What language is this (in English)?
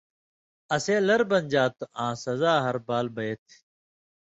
Indus Kohistani